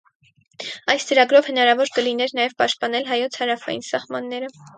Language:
Armenian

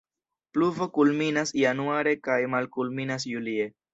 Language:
Esperanto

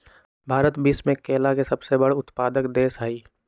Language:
Magahi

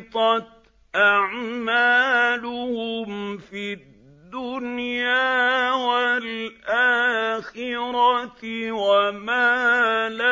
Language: Arabic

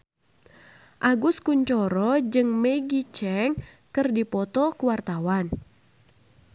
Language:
Sundanese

